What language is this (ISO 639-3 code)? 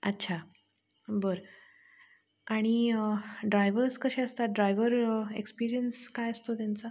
mar